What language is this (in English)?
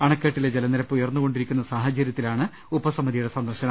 Malayalam